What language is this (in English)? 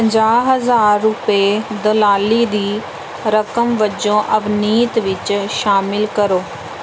Punjabi